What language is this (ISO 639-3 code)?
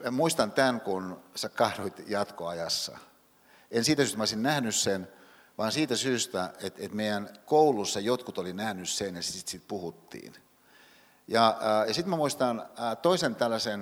fin